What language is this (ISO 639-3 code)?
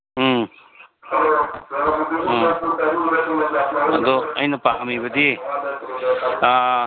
mni